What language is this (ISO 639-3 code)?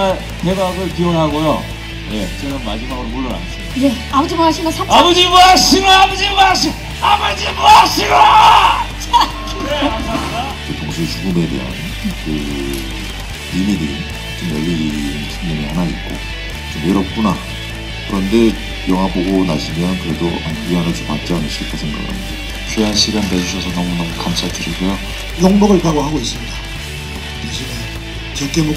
kor